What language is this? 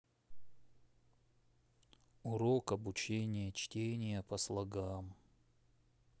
Russian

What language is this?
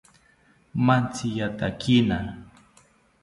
South Ucayali Ashéninka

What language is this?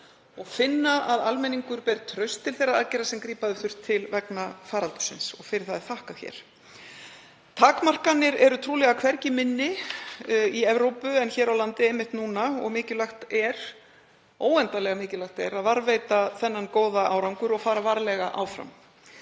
Icelandic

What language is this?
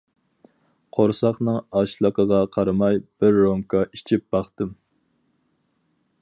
Uyghur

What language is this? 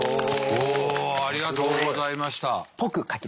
Japanese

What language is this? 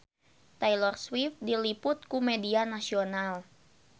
Sundanese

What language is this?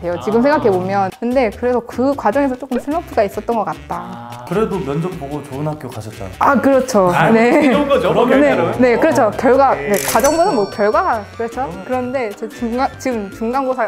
Korean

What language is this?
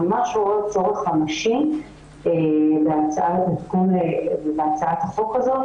Hebrew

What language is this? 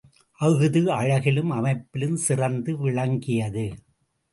Tamil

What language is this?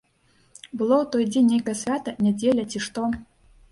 Belarusian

